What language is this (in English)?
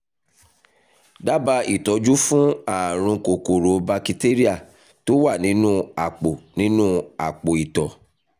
Yoruba